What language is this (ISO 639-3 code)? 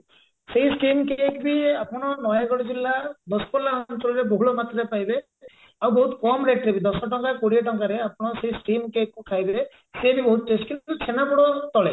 ori